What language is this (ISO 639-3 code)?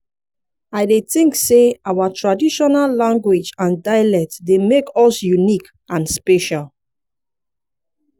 pcm